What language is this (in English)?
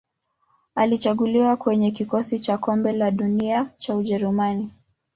Swahili